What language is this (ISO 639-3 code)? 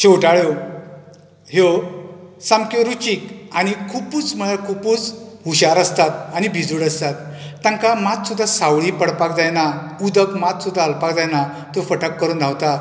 kok